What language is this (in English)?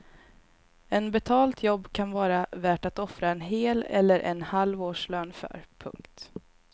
Swedish